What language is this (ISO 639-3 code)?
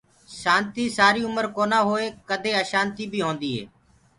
ggg